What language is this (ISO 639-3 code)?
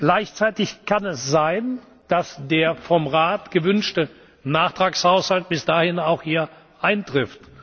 deu